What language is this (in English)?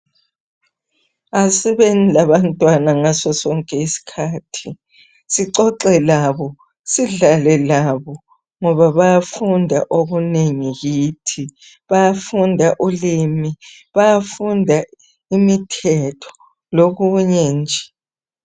North Ndebele